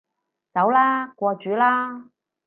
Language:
Cantonese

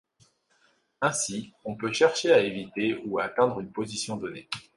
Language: French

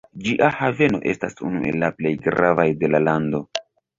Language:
Esperanto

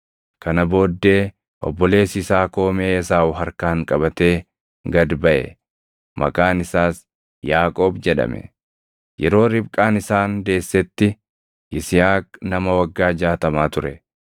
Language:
Oromo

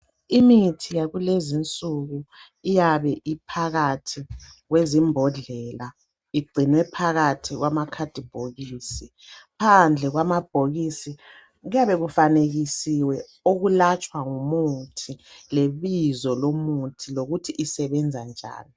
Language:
North Ndebele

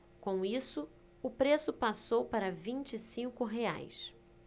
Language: Portuguese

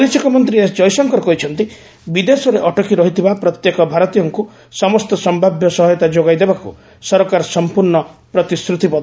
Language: Odia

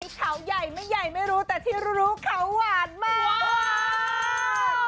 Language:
Thai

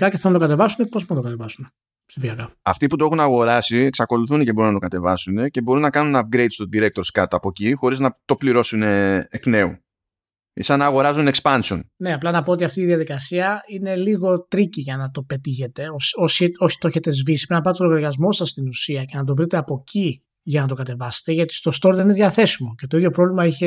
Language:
Greek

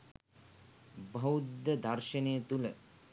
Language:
Sinhala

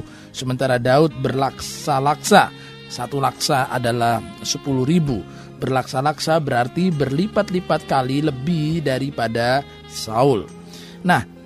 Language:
Indonesian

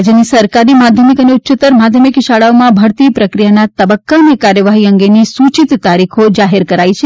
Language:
Gujarati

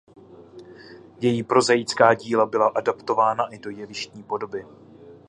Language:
Czech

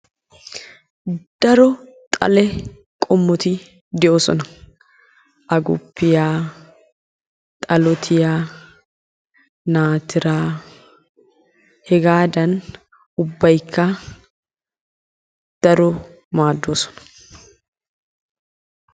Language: Wolaytta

